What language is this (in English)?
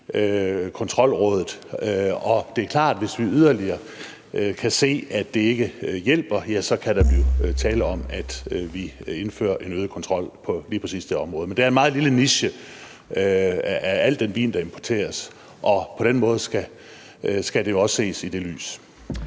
Danish